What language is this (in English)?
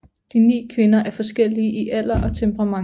Danish